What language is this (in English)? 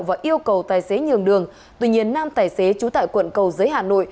Vietnamese